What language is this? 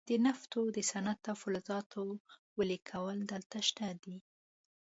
Pashto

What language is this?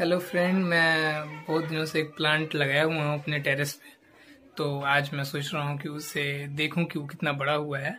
Hindi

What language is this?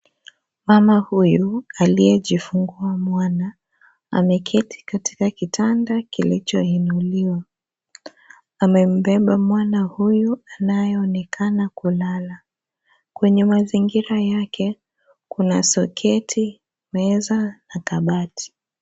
Swahili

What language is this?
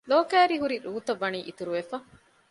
Divehi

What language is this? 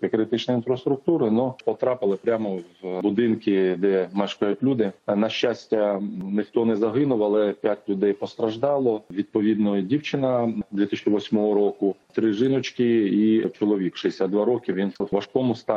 Ukrainian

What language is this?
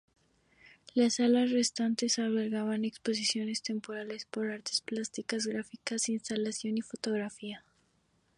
Spanish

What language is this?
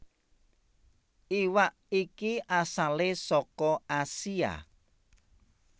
Javanese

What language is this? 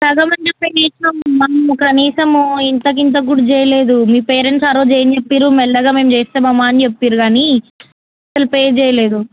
Telugu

